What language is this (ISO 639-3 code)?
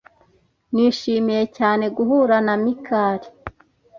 kin